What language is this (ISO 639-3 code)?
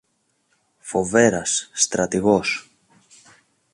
ell